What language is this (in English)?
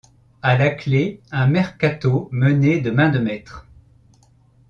French